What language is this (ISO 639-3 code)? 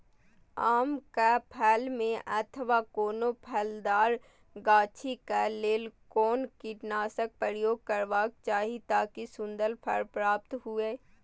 mai